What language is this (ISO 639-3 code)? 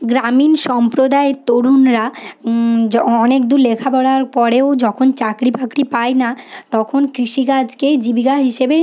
ben